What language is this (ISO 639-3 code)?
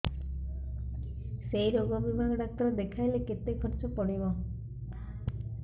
ori